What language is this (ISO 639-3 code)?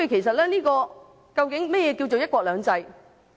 yue